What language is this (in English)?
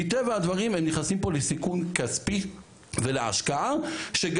Hebrew